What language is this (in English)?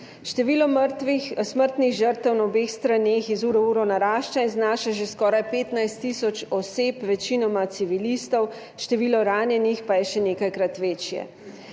Slovenian